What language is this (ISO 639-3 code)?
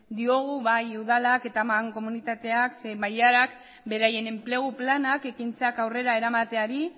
eus